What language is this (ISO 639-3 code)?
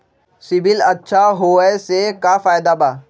mag